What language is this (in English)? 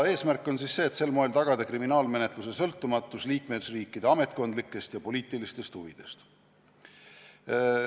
Estonian